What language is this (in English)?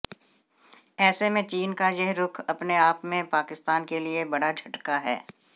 Hindi